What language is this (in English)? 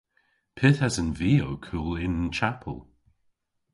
Cornish